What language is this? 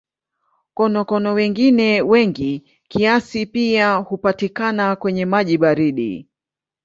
Swahili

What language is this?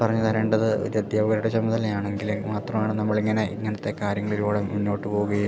Malayalam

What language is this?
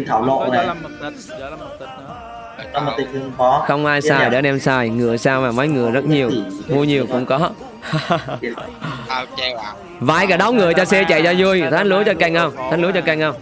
Vietnamese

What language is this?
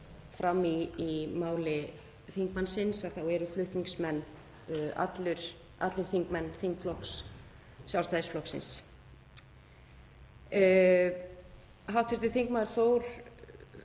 Icelandic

